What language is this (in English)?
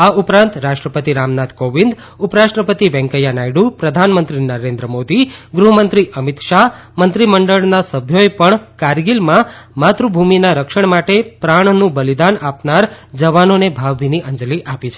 Gujarati